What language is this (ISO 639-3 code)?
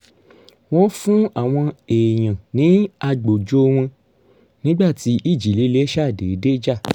yor